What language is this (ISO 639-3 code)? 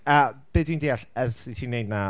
cym